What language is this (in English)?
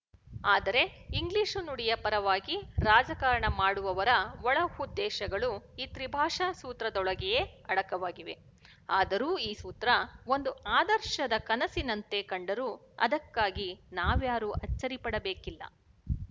Kannada